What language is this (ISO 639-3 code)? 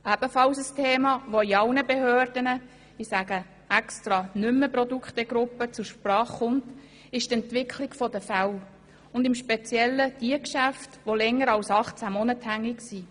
gsw